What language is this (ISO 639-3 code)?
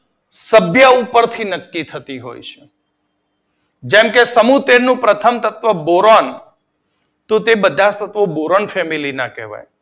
guj